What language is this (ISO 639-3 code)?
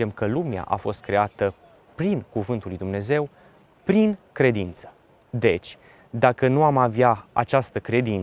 ron